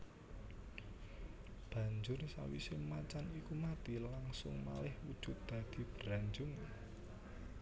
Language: Javanese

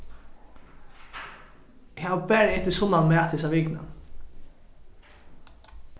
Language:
Faroese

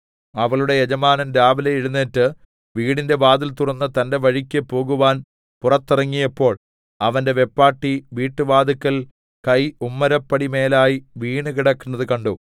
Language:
Malayalam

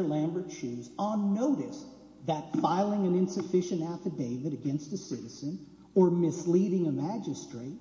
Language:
English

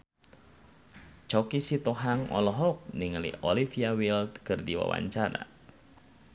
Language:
Sundanese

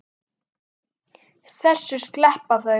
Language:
Icelandic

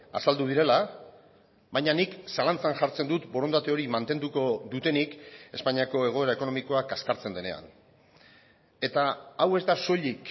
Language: Basque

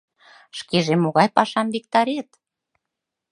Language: Mari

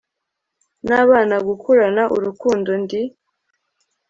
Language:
Kinyarwanda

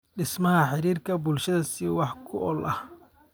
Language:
Somali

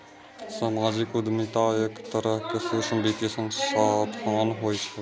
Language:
Maithili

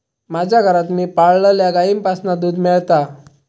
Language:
Marathi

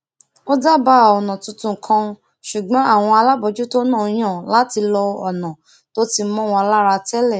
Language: Yoruba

